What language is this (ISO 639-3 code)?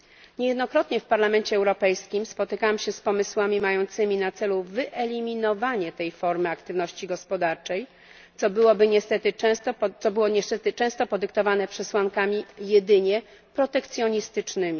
pol